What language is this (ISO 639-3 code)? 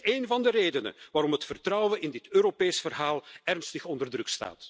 nld